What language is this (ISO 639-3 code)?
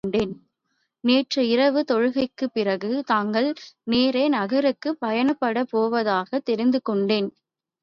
tam